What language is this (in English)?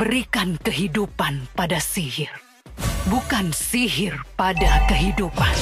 Indonesian